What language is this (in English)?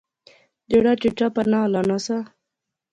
Pahari-Potwari